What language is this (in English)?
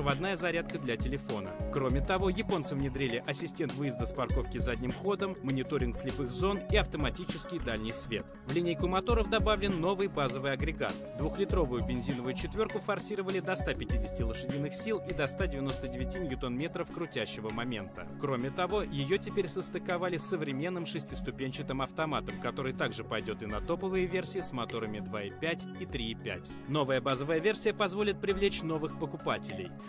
Russian